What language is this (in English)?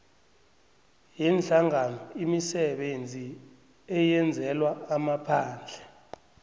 South Ndebele